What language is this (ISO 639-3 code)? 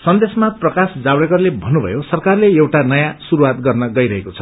nep